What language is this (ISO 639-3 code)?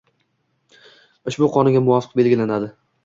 uzb